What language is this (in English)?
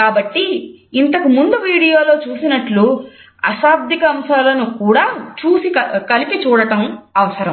Telugu